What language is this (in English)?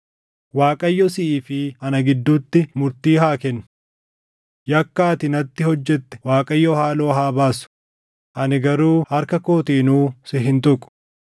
Oromo